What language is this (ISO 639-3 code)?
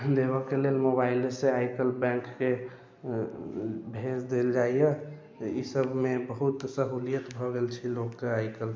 mai